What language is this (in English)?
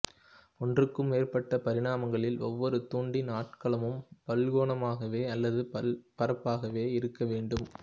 Tamil